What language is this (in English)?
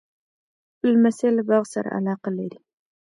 Pashto